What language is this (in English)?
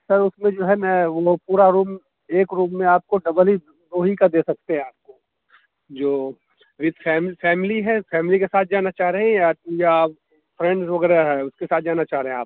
Urdu